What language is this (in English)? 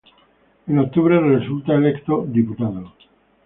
Spanish